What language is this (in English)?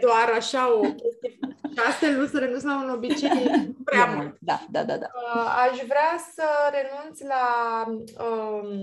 Romanian